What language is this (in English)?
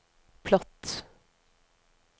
Norwegian